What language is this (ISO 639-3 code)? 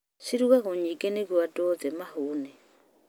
kik